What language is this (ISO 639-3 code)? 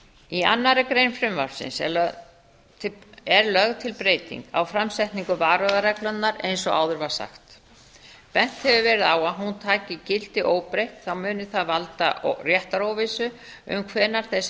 isl